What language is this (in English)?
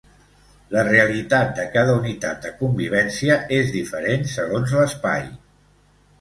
Catalan